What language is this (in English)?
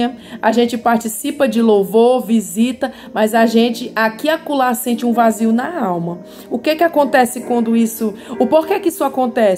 Portuguese